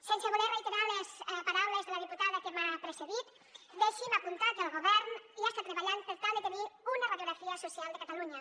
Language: Catalan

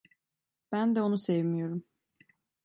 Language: Turkish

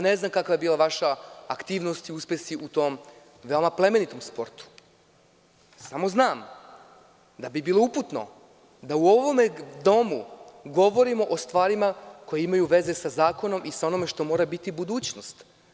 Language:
Serbian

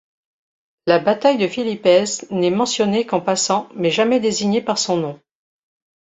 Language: French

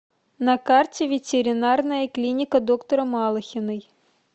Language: Russian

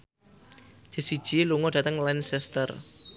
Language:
Javanese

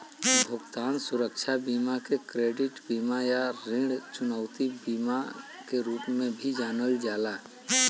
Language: Bhojpuri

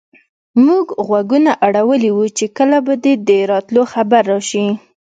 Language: Pashto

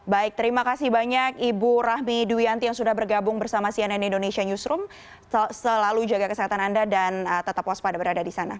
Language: Indonesian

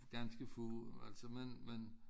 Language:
Danish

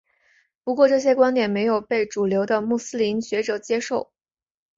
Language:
Chinese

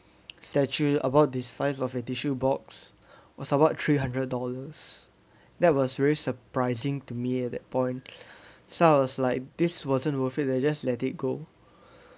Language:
English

